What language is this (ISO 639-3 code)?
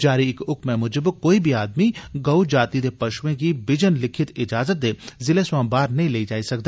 doi